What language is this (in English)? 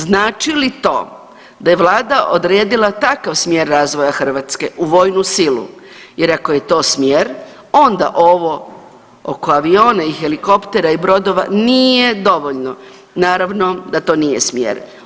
Croatian